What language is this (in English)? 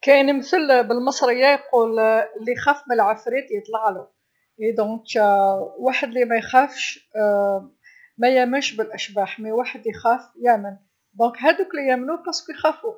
Algerian Arabic